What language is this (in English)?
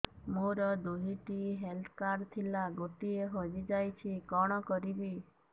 Odia